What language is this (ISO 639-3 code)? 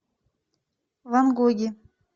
rus